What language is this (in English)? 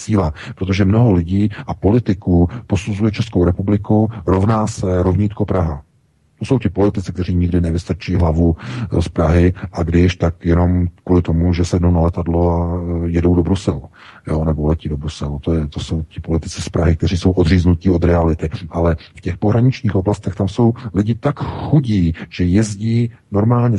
Czech